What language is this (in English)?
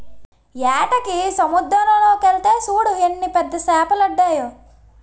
Telugu